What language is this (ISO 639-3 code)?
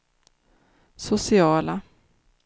swe